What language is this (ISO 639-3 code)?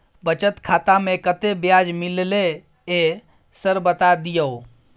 mai